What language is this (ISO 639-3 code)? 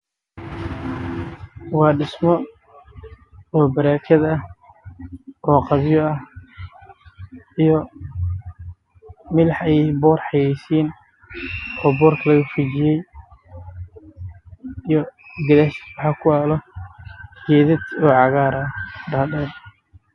som